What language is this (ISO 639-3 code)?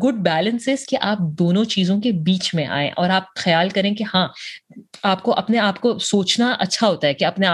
urd